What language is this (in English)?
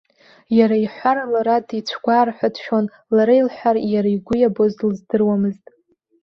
Abkhazian